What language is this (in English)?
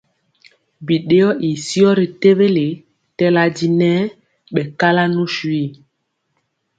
Mpiemo